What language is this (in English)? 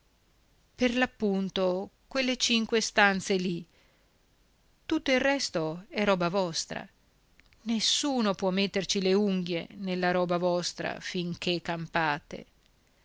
Italian